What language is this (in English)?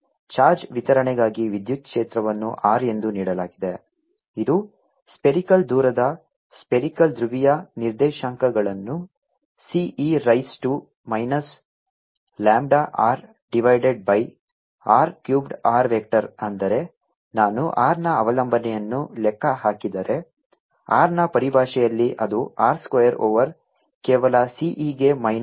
Kannada